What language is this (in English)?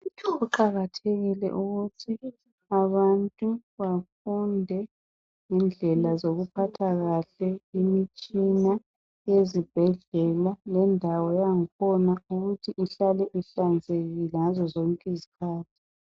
North Ndebele